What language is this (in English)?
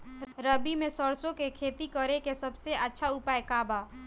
Bhojpuri